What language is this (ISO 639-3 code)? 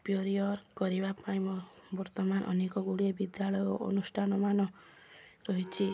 ori